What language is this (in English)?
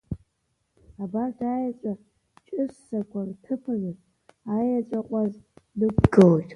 Abkhazian